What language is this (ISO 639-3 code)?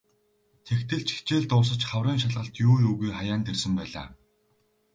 mon